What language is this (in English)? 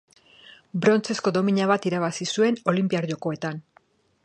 Basque